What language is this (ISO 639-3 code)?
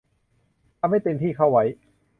tha